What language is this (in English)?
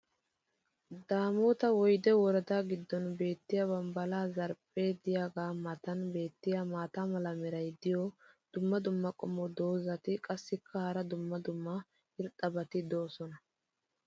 Wolaytta